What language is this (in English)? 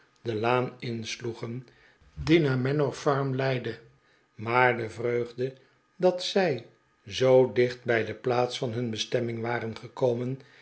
Dutch